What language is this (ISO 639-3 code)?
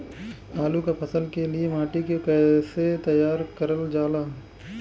bho